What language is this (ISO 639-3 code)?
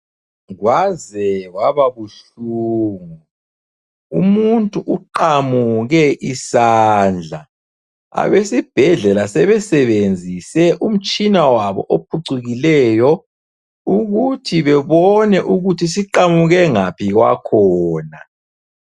nde